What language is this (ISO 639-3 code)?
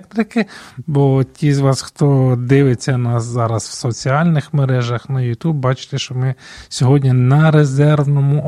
ukr